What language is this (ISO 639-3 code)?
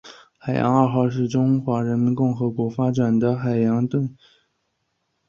zho